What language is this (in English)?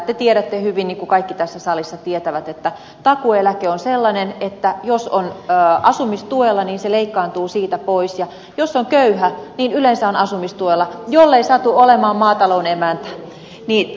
Finnish